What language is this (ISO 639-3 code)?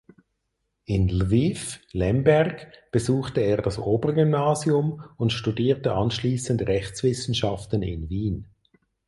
deu